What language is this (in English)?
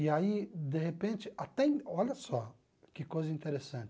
Portuguese